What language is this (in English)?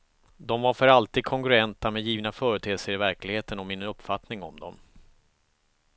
Swedish